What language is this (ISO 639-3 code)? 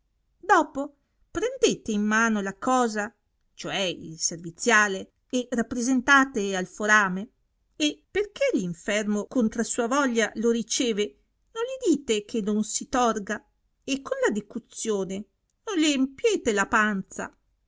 ita